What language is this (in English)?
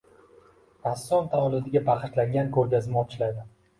Uzbek